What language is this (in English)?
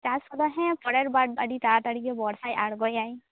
Santali